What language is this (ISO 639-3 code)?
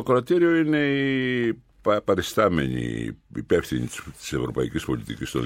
ell